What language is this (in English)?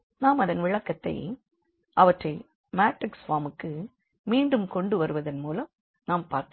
Tamil